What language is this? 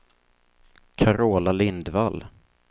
Swedish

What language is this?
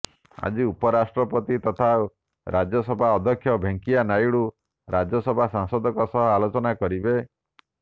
Odia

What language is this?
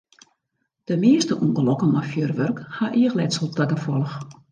Western Frisian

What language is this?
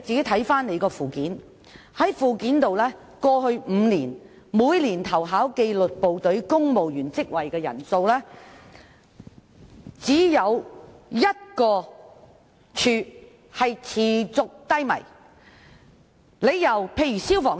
Cantonese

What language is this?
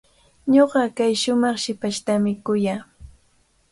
Cajatambo North Lima Quechua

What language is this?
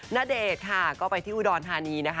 Thai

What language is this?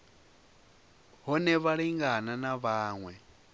Venda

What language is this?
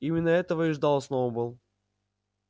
Russian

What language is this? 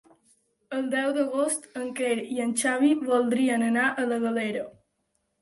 Catalan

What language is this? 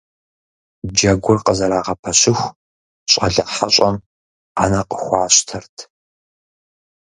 Kabardian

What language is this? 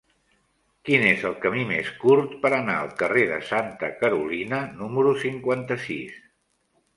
Catalan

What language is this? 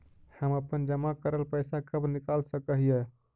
Magahi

